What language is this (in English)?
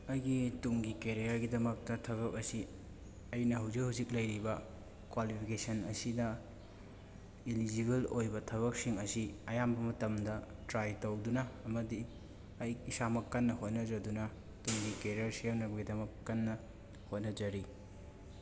Manipuri